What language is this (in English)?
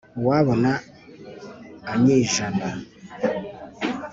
Kinyarwanda